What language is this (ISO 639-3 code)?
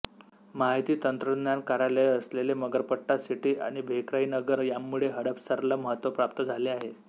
mar